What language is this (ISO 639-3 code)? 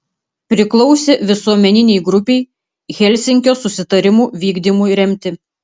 lit